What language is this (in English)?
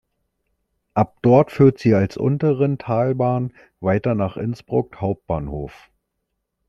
German